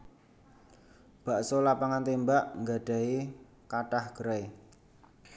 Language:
Javanese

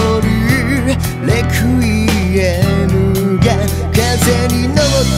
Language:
Japanese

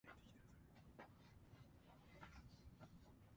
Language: Japanese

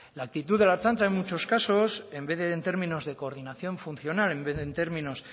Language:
Spanish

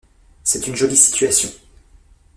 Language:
French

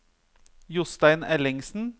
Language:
Norwegian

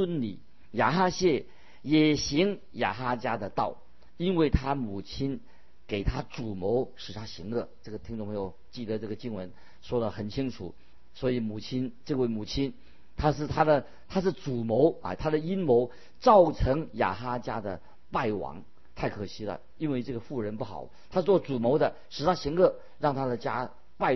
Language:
Chinese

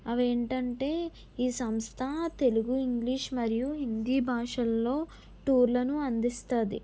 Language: Telugu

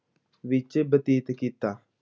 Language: Punjabi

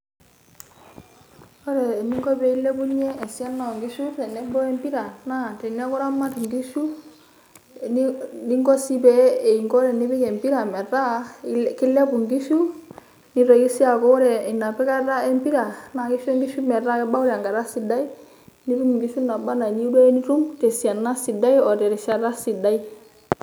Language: Masai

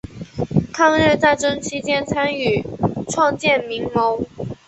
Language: Chinese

